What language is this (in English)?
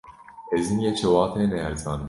Kurdish